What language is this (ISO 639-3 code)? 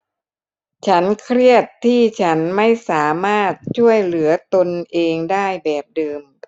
tha